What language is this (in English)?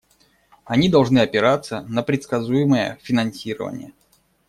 Russian